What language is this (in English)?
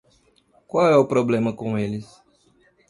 Portuguese